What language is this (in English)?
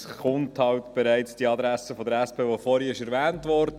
Swiss German